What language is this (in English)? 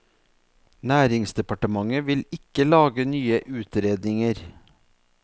Norwegian